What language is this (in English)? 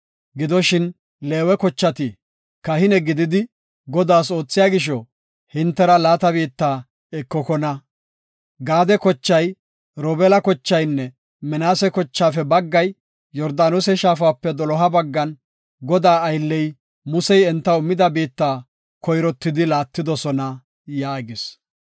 Gofa